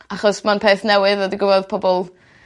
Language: Welsh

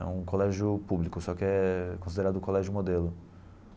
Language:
Portuguese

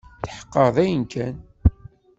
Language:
Kabyle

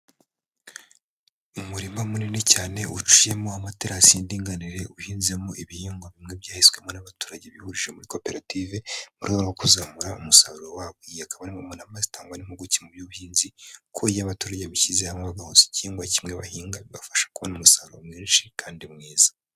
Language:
Kinyarwanda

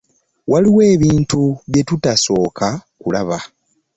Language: Ganda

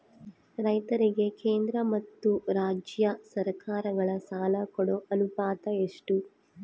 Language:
Kannada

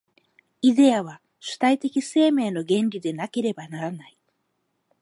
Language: Japanese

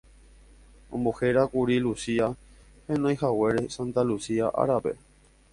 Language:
Guarani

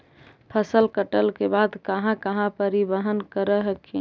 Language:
Magahi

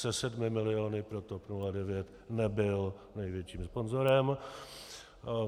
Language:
Czech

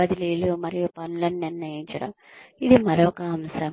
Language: Telugu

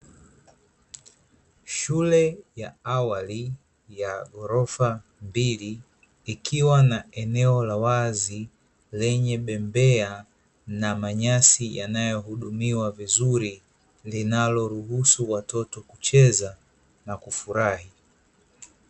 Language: Swahili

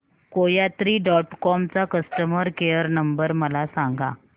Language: Marathi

